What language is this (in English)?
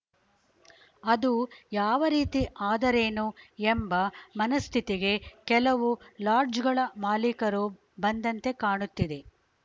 Kannada